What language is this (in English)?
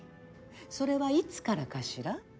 Japanese